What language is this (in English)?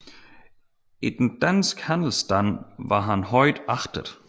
Danish